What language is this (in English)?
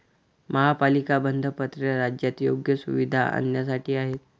Marathi